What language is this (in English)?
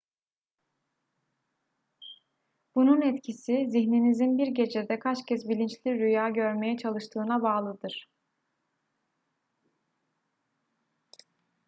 Turkish